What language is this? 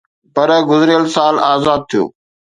Sindhi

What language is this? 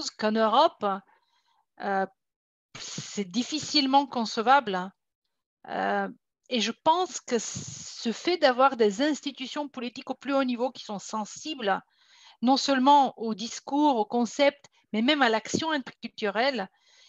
French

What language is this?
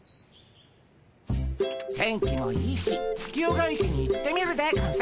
Japanese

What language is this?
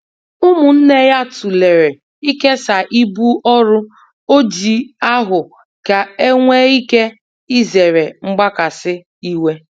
Igbo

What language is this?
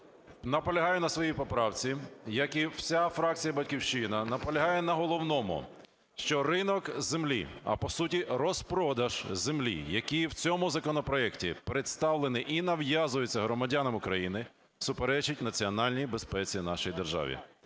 Ukrainian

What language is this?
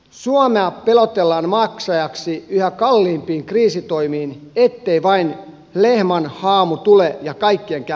Finnish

